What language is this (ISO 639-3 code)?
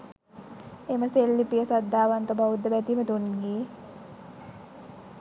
sin